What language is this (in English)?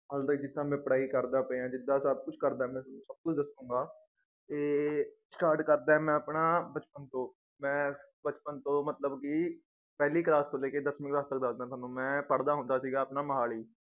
Punjabi